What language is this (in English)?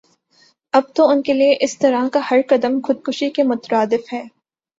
Urdu